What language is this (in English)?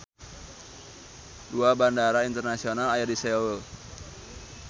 Sundanese